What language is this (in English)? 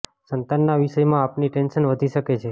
Gujarati